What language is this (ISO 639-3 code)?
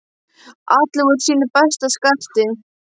isl